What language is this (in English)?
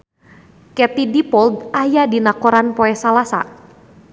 Sundanese